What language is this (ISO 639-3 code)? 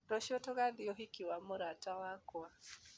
kik